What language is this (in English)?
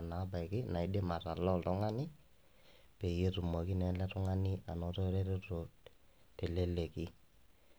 Masai